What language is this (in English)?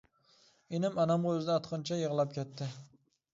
Uyghur